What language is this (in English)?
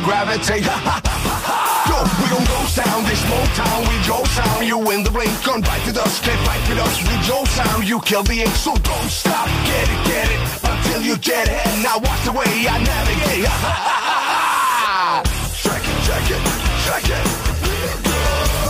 Greek